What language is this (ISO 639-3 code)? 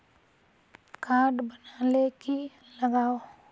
mag